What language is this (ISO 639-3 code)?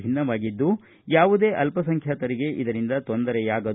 kan